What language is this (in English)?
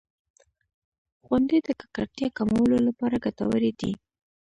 Pashto